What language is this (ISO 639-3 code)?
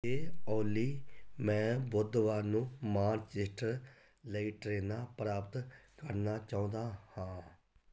pan